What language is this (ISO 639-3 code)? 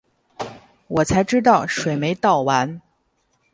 zho